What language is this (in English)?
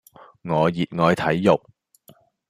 Cantonese